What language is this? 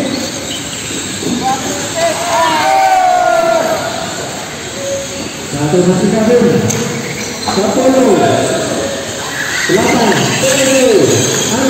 Indonesian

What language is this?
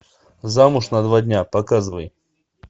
Russian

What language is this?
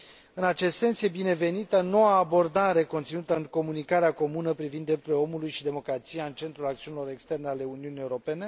Romanian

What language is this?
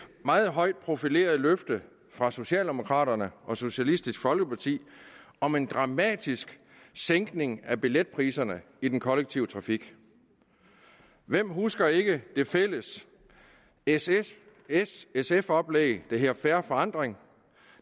Danish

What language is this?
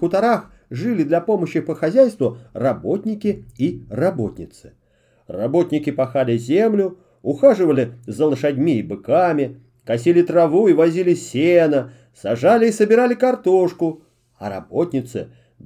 Russian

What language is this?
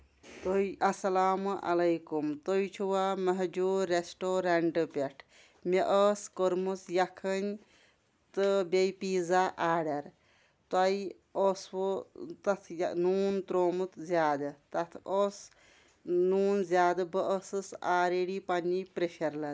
Kashmiri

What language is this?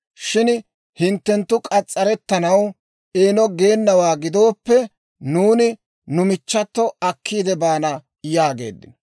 Dawro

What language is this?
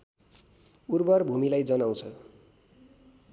Nepali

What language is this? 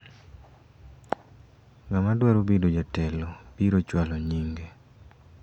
Luo (Kenya and Tanzania)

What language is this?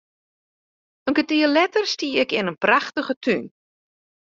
Western Frisian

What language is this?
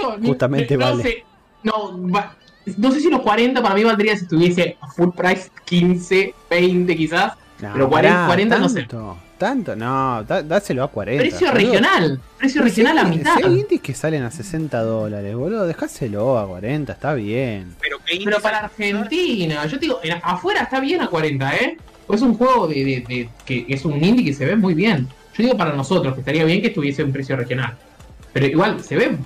Spanish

